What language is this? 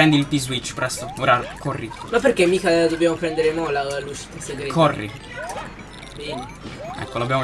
Italian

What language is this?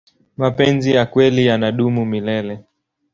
Swahili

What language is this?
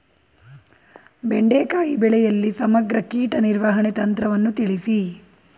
Kannada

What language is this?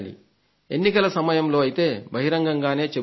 Telugu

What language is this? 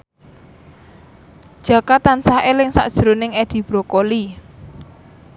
Javanese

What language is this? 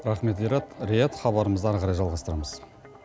Kazakh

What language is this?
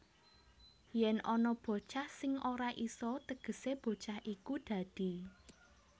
Javanese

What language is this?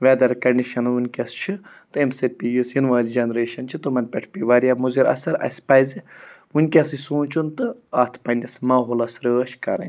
Kashmiri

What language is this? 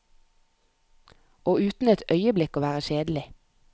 Norwegian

